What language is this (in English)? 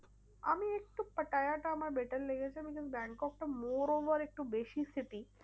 Bangla